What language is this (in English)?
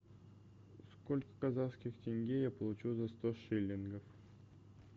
Russian